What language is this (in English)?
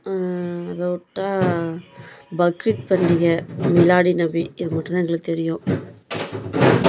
Tamil